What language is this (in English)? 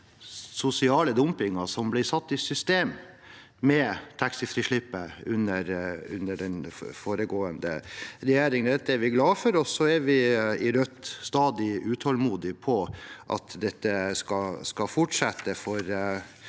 Norwegian